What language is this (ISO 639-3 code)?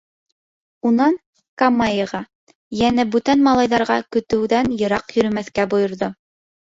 bak